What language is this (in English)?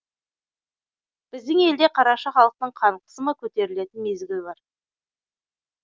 Kazakh